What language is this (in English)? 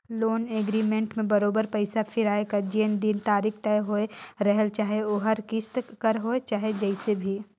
Chhattisgarhi